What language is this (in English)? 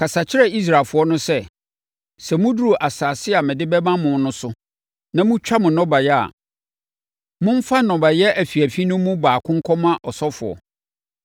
Akan